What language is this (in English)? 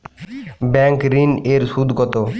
Bangla